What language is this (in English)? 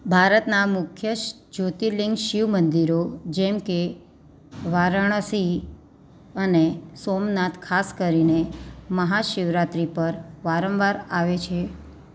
Gujarati